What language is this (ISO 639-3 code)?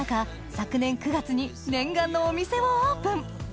jpn